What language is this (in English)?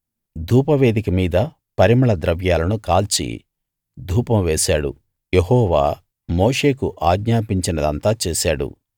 Telugu